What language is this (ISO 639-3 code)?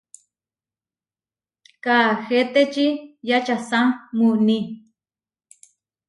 var